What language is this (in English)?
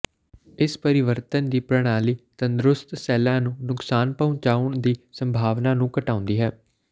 Punjabi